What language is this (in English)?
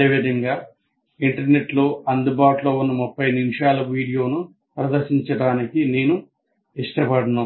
Telugu